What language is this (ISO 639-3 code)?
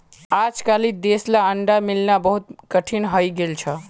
mag